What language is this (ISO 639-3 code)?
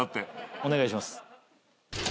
jpn